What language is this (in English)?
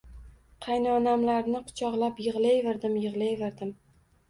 Uzbek